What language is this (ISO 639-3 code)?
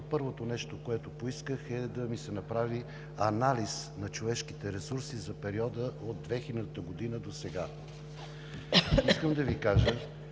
bul